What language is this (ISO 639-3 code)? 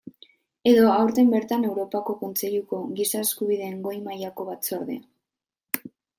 eus